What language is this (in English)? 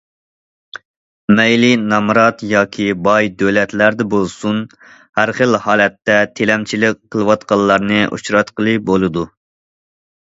Uyghur